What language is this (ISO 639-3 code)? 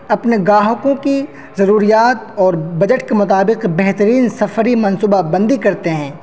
urd